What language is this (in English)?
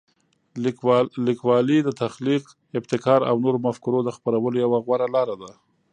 Pashto